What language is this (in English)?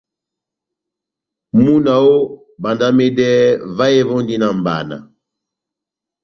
Batanga